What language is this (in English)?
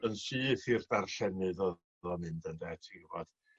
Welsh